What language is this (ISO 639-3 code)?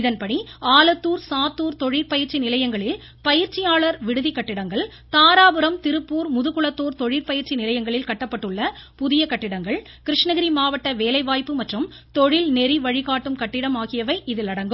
tam